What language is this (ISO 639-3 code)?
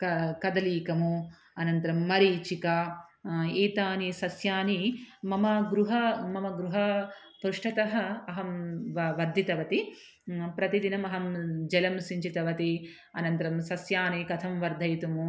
san